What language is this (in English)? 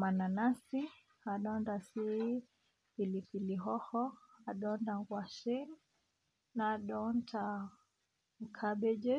Masai